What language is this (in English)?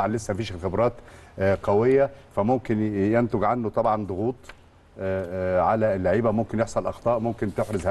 Arabic